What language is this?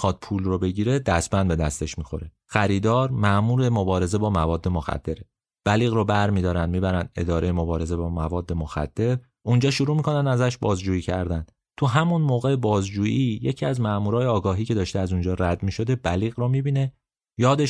Persian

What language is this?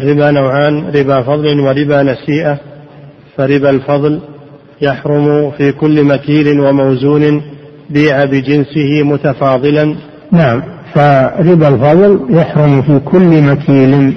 Arabic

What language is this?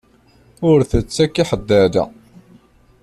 Kabyle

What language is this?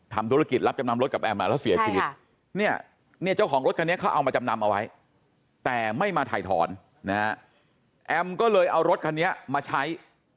Thai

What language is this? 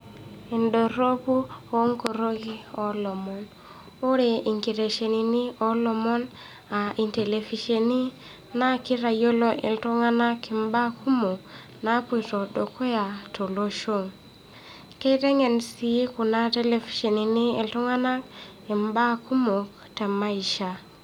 Masai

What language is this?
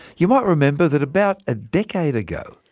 English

